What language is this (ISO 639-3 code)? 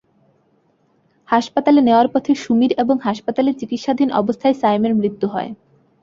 ben